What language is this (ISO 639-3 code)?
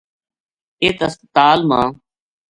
gju